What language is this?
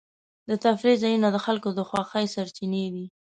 Pashto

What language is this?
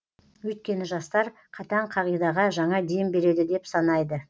Kazakh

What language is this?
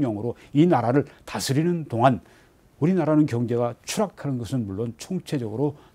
Korean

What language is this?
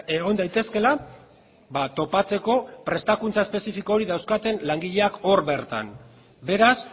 Basque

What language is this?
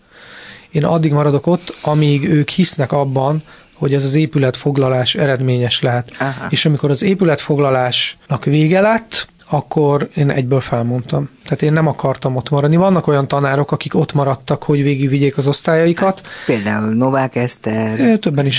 Hungarian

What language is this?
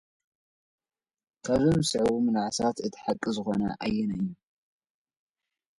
Tigre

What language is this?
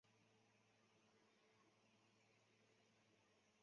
Chinese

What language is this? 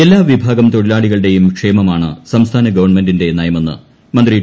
Malayalam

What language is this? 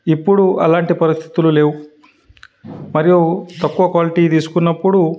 Telugu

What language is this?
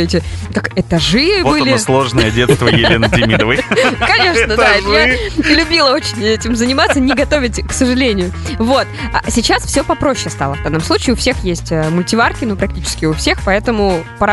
Russian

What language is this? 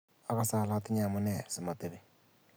Kalenjin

